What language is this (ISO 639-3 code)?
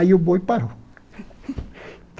por